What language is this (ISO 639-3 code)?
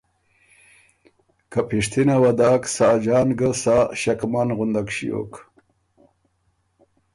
oru